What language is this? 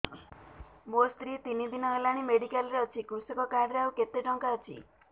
Odia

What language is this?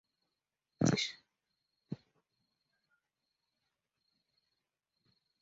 English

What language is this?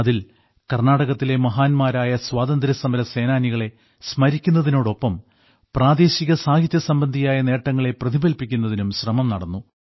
Malayalam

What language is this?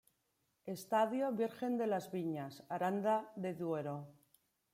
Spanish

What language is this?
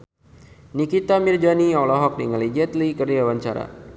Sundanese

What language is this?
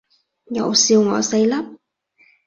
Cantonese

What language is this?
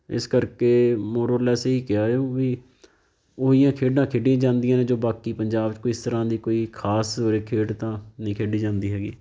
Punjabi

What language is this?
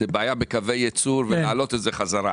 Hebrew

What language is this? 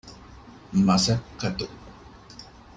Divehi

